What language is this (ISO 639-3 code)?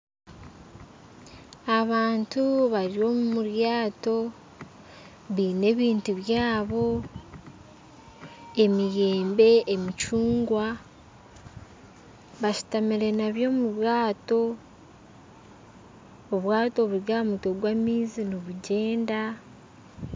nyn